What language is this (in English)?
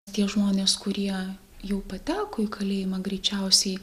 Lithuanian